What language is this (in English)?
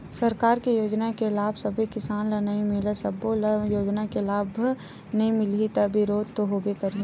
Chhattisgarhi